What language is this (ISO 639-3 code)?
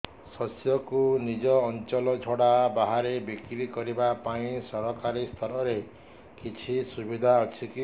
ori